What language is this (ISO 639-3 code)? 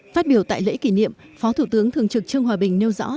vie